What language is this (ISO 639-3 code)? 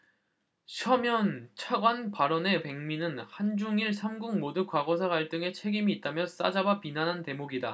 kor